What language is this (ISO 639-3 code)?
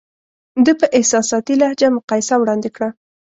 pus